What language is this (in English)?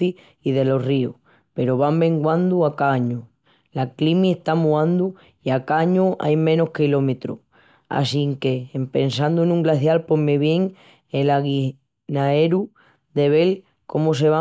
Extremaduran